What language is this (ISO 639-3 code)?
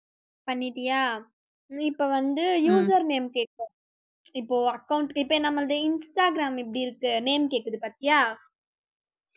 tam